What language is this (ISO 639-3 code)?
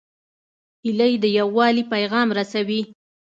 pus